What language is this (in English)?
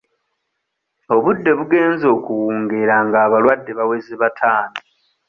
Ganda